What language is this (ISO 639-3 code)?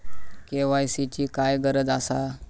mar